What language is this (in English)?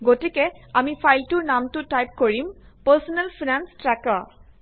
Assamese